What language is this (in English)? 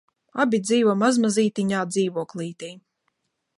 Latvian